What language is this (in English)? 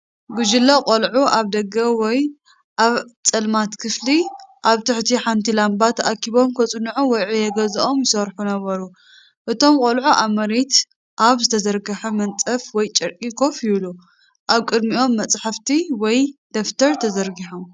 Tigrinya